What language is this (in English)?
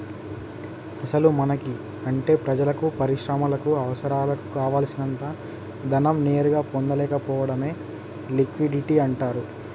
Telugu